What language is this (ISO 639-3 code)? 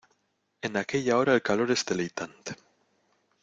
spa